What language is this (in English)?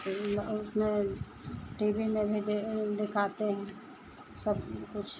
Hindi